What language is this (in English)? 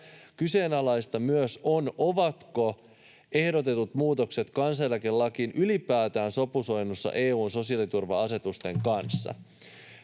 Finnish